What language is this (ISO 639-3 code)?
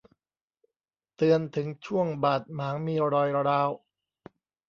tha